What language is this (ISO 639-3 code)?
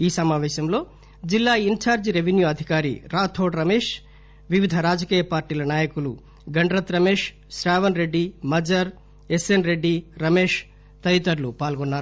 tel